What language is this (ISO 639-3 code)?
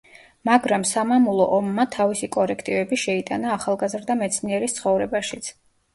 kat